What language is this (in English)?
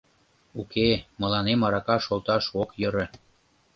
Mari